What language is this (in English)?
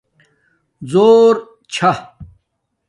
Domaaki